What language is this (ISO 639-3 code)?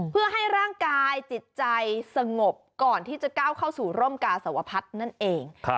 tha